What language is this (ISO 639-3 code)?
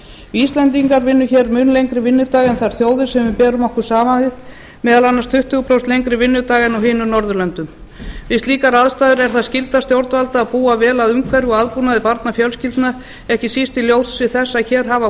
isl